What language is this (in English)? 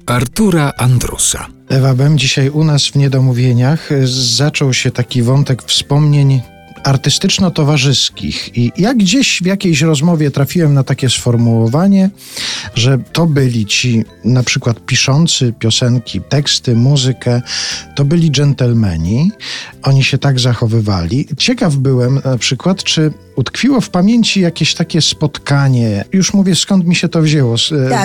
Polish